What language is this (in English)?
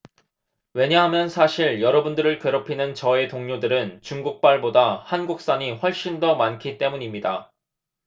Korean